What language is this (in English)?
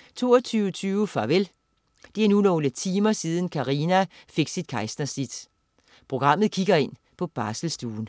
Danish